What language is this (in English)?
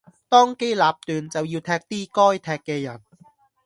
Cantonese